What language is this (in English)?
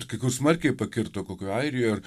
Lithuanian